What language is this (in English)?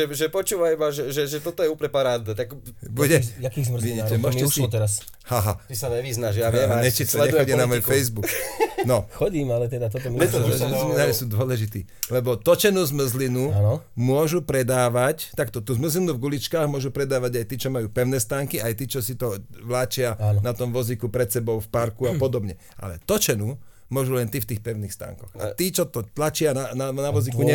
Slovak